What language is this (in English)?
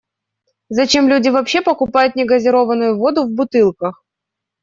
Russian